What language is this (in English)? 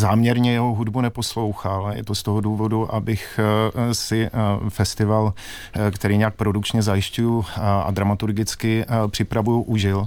Czech